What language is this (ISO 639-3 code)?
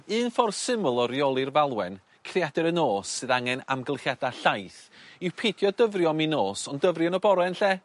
cym